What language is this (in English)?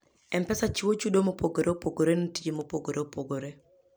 Luo (Kenya and Tanzania)